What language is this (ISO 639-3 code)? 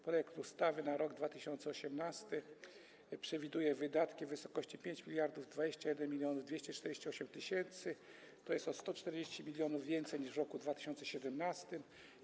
pol